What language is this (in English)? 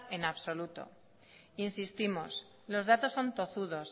Spanish